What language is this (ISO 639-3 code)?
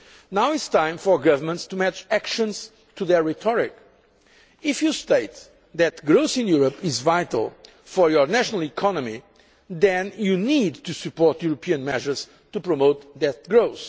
eng